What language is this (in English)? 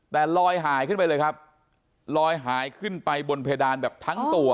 Thai